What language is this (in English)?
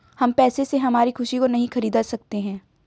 Hindi